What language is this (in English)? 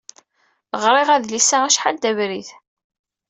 Kabyle